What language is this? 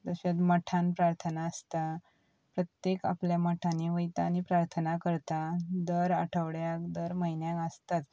Konkani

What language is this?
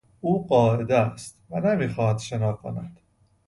Persian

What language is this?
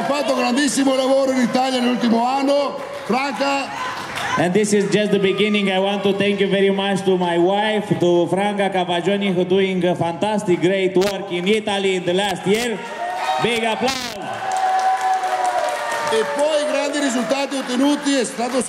Romanian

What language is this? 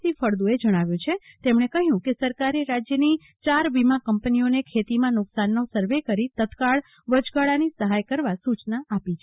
Gujarati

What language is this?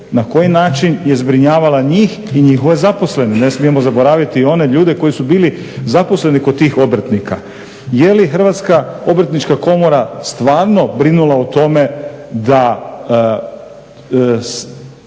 Croatian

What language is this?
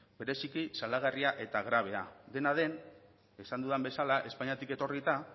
Basque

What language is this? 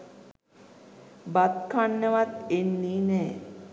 Sinhala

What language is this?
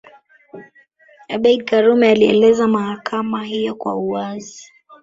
Swahili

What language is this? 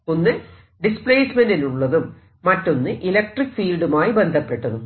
Malayalam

